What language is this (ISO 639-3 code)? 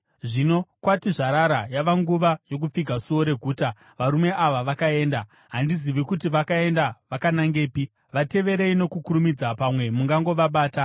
sna